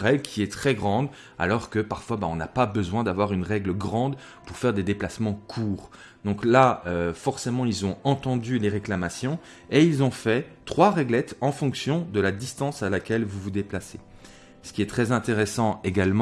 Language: French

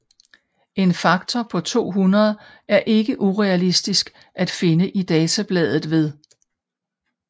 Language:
Danish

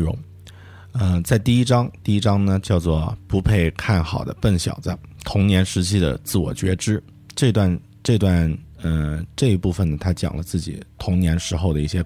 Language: Chinese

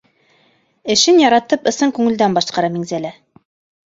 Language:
Bashkir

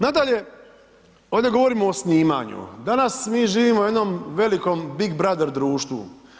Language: Croatian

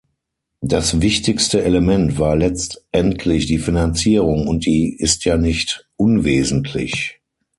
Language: German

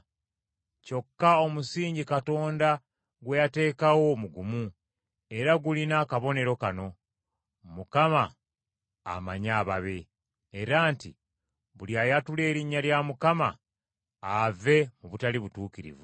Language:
Ganda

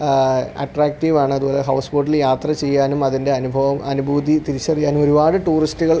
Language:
Malayalam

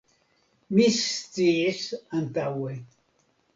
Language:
Esperanto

